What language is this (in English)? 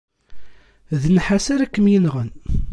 Kabyle